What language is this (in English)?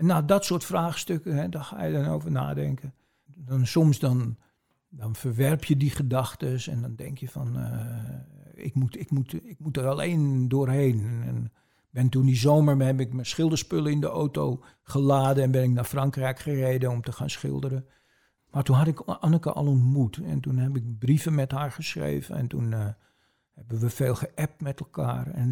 Dutch